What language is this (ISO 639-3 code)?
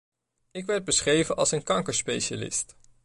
nld